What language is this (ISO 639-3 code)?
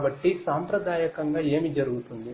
tel